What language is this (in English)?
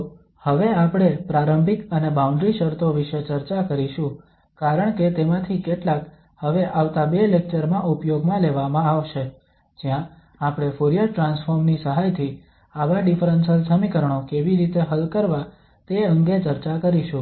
Gujarati